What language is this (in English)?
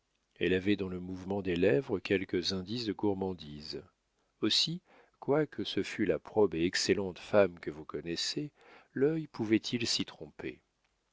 French